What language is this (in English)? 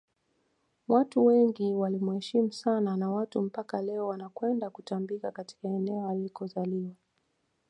Swahili